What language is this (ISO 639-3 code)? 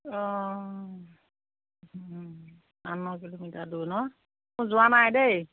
asm